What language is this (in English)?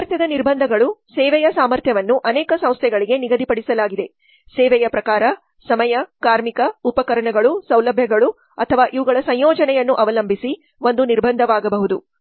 Kannada